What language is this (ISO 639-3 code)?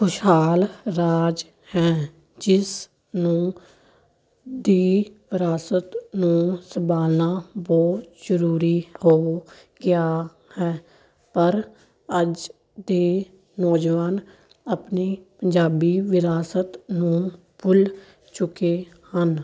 pan